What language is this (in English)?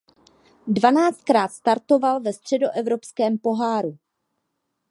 Czech